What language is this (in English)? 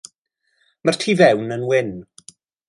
Welsh